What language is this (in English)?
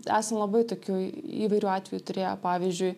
Lithuanian